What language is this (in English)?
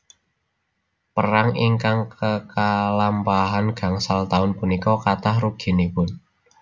Javanese